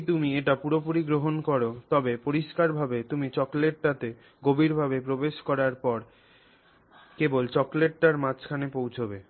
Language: Bangla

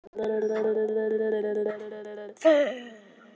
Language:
Icelandic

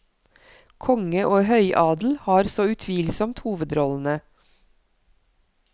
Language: Norwegian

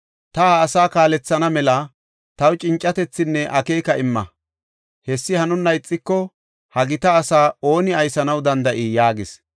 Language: Gofa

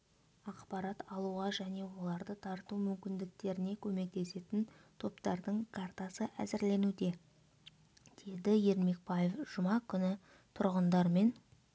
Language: Kazakh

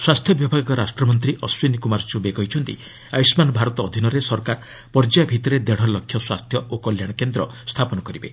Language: Odia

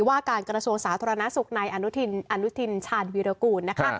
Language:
Thai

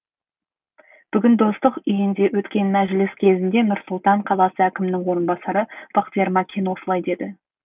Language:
Kazakh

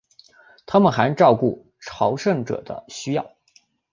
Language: Chinese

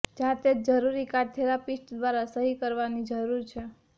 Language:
Gujarati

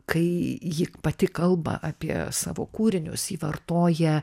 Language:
Lithuanian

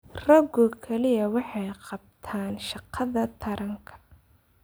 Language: Somali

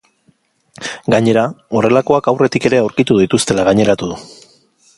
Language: Basque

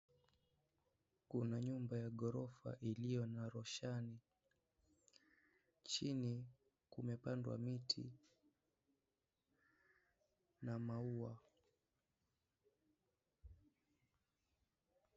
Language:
Swahili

